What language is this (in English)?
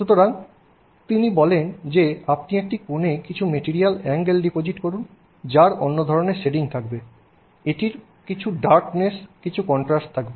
Bangla